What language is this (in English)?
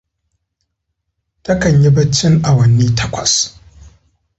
Hausa